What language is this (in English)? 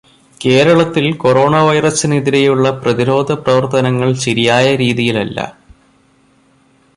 Malayalam